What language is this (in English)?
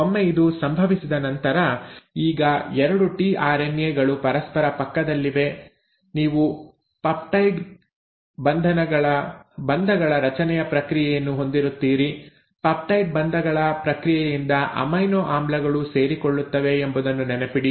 Kannada